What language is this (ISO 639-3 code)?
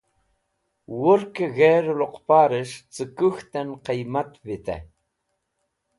wbl